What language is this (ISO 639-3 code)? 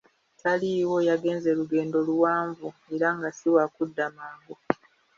lug